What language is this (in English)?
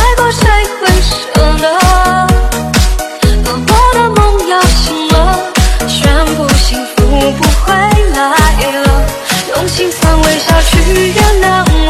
Chinese